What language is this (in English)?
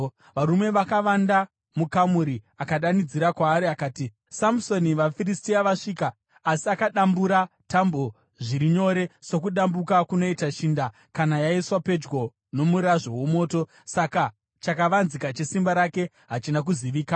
Shona